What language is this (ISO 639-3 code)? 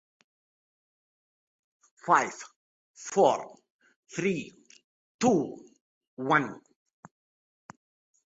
ara